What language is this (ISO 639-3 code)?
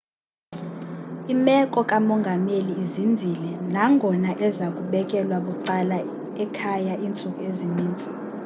xho